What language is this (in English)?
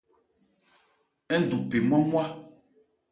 Ebrié